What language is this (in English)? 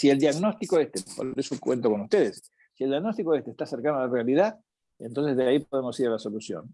Spanish